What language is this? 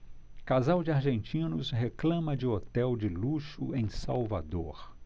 Portuguese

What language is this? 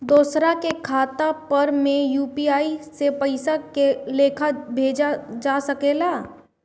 Bhojpuri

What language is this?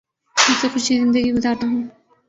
Urdu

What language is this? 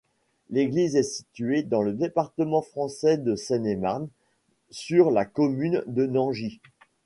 French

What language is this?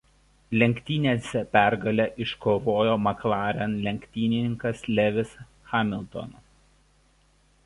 Lithuanian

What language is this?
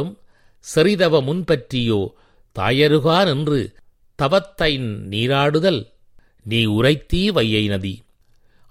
Tamil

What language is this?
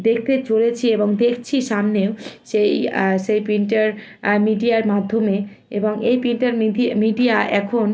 Bangla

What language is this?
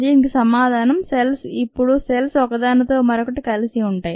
Telugu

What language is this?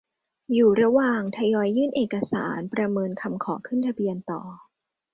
Thai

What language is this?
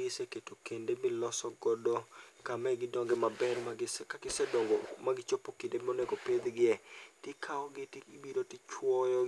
Luo (Kenya and Tanzania)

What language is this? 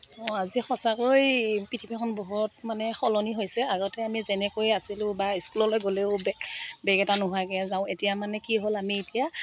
Assamese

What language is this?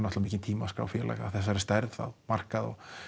Icelandic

